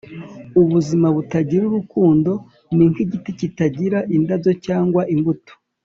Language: Kinyarwanda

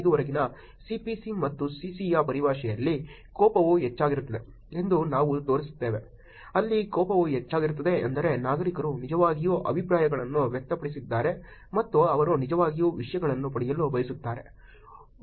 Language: Kannada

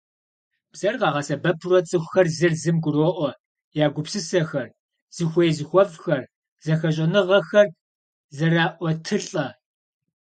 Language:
Kabardian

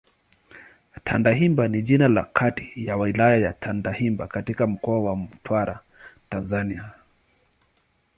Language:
Swahili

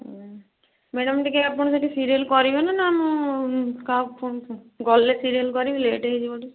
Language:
Odia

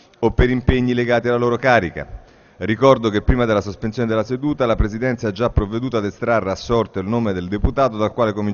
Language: Italian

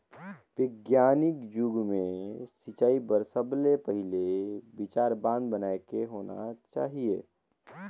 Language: Chhattisgarhi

